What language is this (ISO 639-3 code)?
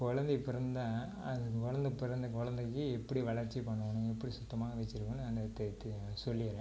tam